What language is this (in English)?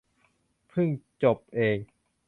Thai